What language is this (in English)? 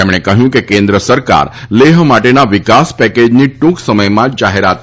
Gujarati